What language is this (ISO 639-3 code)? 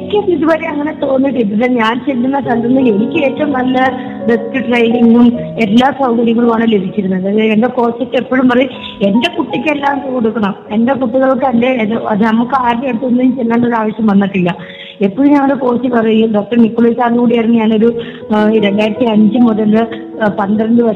mal